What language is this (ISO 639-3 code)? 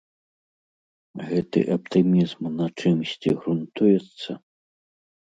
bel